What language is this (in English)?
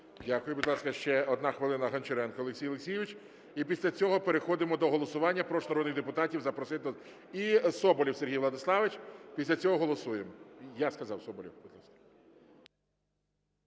Ukrainian